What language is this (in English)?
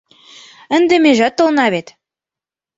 Mari